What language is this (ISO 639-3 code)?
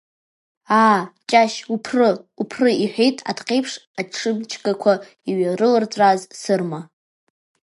abk